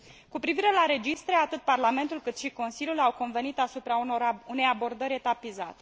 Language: Romanian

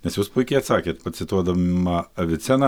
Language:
Lithuanian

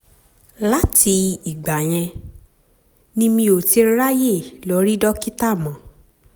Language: Yoruba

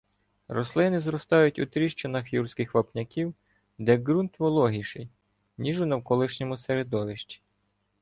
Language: Ukrainian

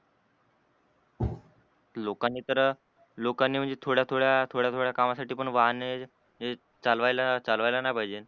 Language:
Marathi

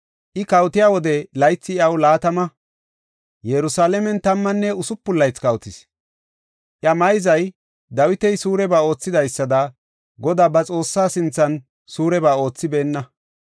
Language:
Gofa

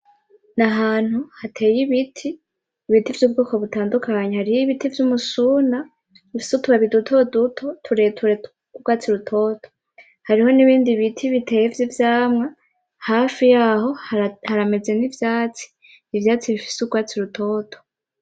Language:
Rundi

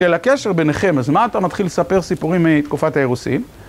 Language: Hebrew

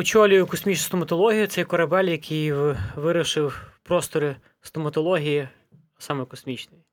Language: Ukrainian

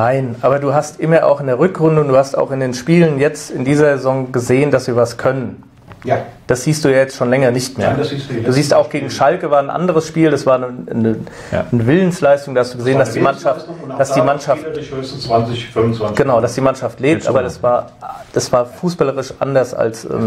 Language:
German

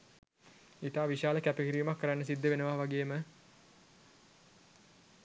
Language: Sinhala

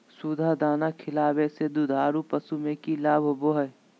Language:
Magahi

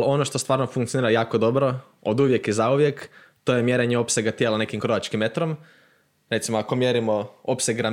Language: Croatian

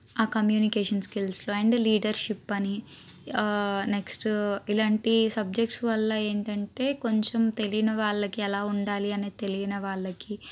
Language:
Telugu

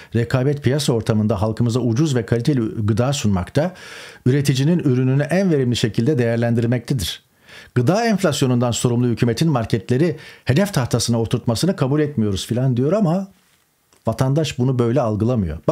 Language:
Turkish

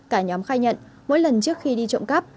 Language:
Vietnamese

